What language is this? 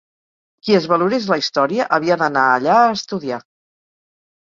Catalan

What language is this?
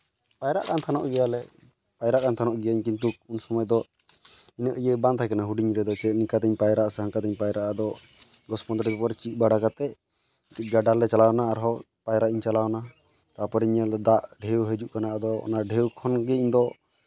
Santali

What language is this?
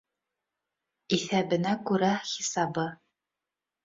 Bashkir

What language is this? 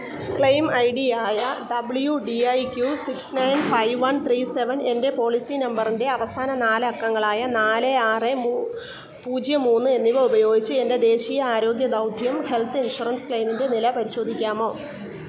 Malayalam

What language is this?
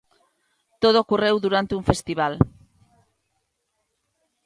Galician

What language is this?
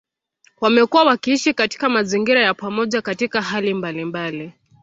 Swahili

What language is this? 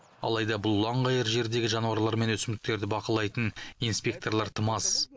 Kazakh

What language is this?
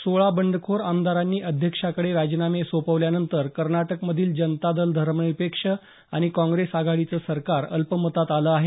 Marathi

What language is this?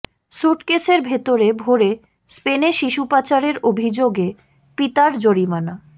Bangla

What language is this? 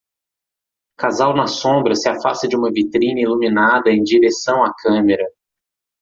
Portuguese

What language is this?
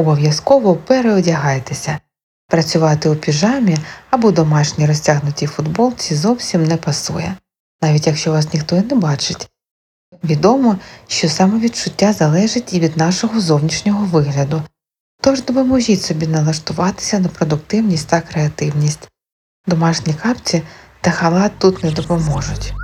Ukrainian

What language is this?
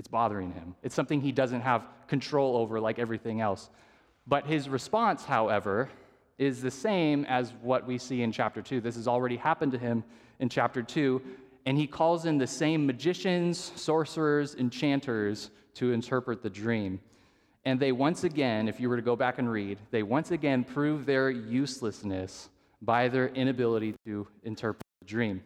English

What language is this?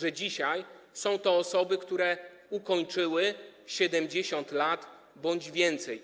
Polish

